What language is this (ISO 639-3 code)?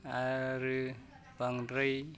brx